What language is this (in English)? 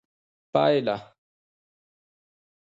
Pashto